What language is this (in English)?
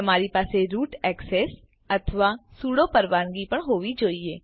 Gujarati